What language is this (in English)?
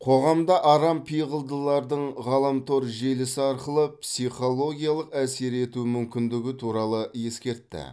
Kazakh